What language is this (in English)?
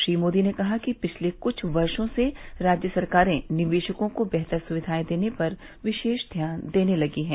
Hindi